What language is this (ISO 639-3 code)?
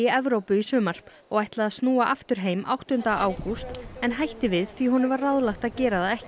isl